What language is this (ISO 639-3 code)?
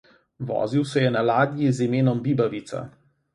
slv